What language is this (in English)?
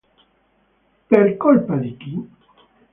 Italian